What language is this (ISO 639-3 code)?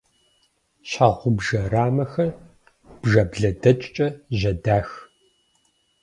kbd